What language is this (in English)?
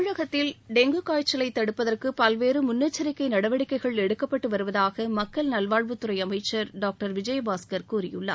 Tamil